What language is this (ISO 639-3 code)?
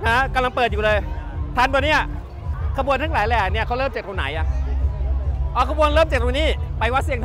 tha